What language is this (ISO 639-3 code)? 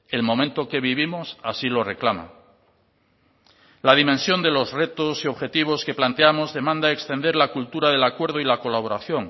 spa